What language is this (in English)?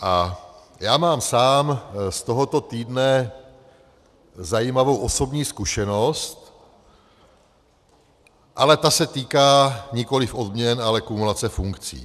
Czech